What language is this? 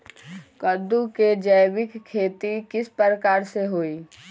Magahi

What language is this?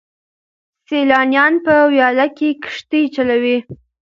Pashto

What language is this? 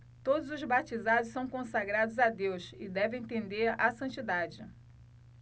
Portuguese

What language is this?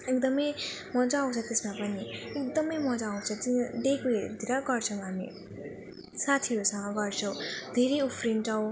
Nepali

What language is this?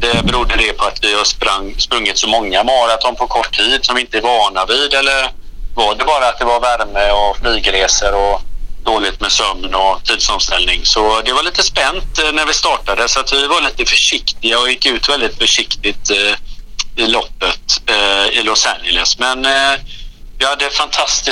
Swedish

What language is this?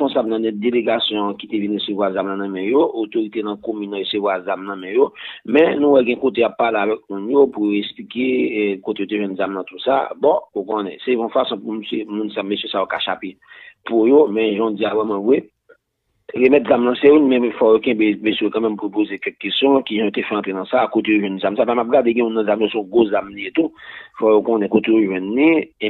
French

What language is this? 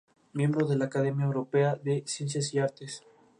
Spanish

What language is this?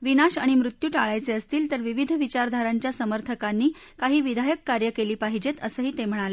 Marathi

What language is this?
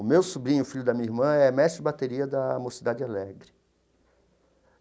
Portuguese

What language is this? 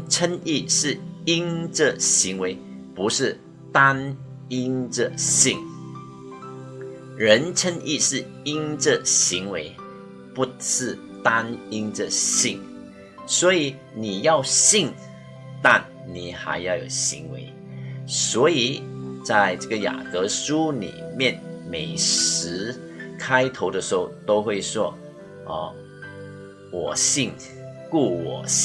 Chinese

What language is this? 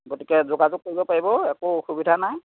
Assamese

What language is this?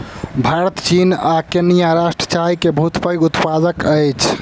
Maithili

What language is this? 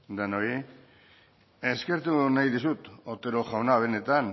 Basque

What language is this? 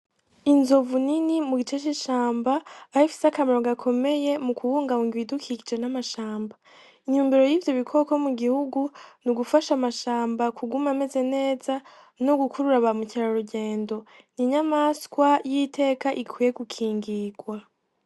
Rundi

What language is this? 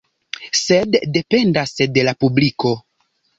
Esperanto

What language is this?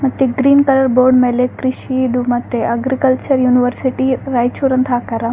Kannada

